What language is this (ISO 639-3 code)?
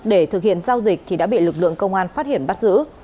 vie